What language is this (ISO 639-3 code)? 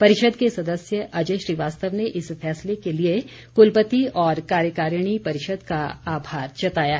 hin